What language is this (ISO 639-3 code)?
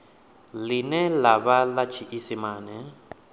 ven